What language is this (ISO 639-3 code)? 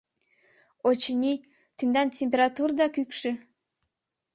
chm